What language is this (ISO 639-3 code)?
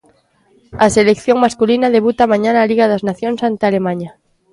glg